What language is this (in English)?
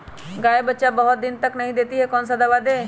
Magahi